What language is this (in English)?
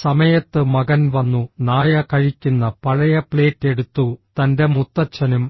Malayalam